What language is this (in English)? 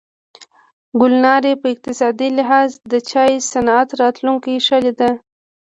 Pashto